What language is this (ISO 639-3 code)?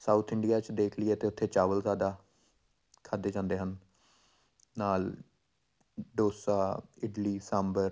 pan